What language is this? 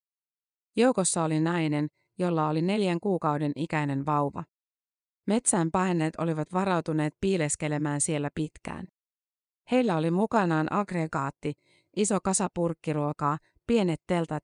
Finnish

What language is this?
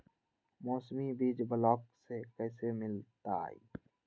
Magahi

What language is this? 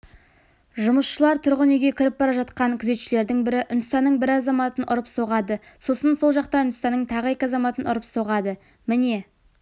Kazakh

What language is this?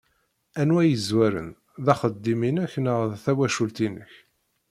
Kabyle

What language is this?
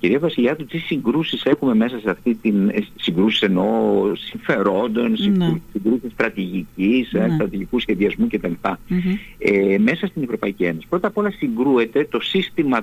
Greek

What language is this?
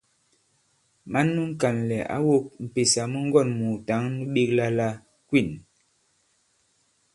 Bankon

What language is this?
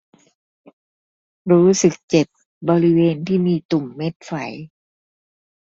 Thai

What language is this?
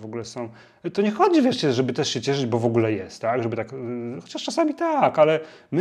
Polish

